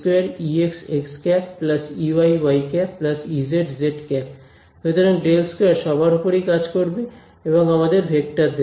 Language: Bangla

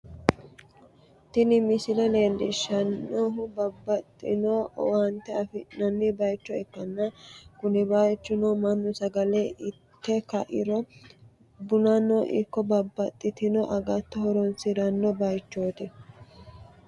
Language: Sidamo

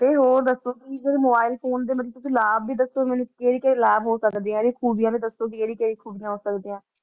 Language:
Punjabi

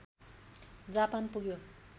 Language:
Nepali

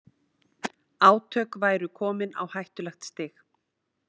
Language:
Icelandic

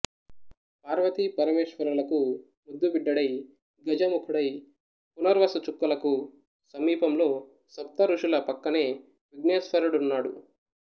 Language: Telugu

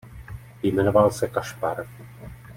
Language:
Czech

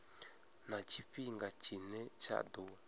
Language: Venda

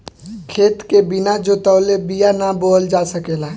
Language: Bhojpuri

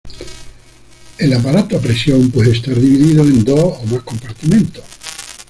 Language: Spanish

